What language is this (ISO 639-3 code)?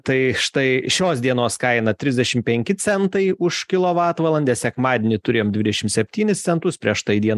lit